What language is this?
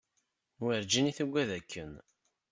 Kabyle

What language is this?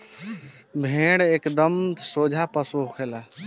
Bhojpuri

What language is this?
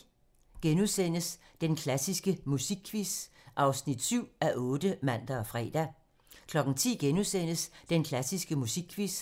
Danish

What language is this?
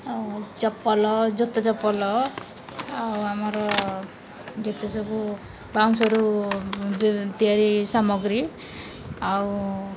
Odia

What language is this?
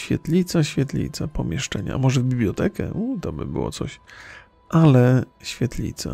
Polish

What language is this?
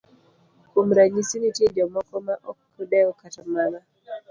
Luo (Kenya and Tanzania)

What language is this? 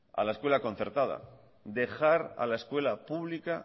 Spanish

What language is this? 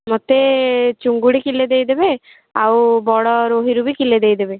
Odia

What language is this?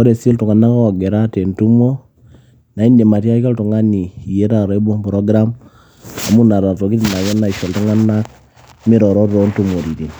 Masai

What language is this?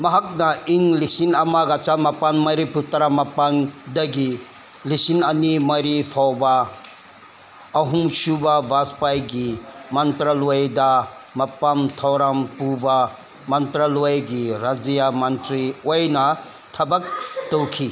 Manipuri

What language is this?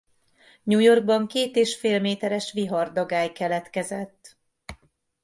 Hungarian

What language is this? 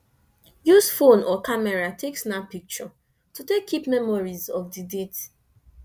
Nigerian Pidgin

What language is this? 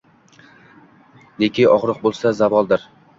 Uzbek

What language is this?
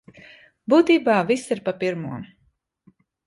Latvian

